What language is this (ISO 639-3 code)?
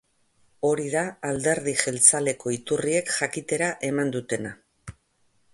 eus